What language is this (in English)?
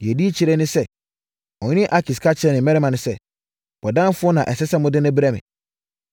Akan